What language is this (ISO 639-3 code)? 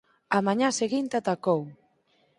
glg